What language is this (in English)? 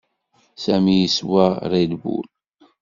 Kabyle